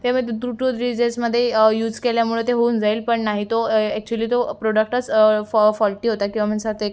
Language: Marathi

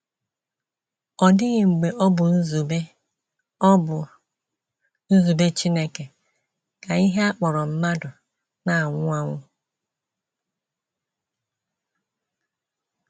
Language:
Igbo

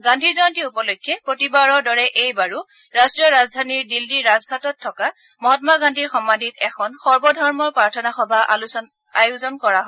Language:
Assamese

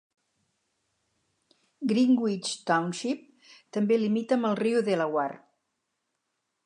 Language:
Catalan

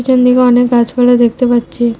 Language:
Bangla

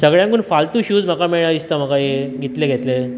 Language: Konkani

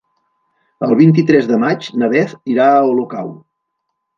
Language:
Catalan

